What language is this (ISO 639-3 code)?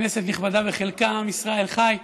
heb